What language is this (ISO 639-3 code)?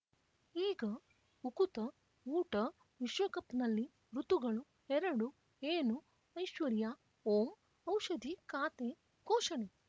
kan